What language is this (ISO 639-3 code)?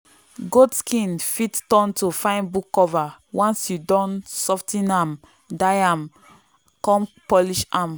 pcm